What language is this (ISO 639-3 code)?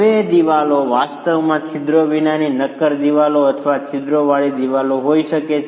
guj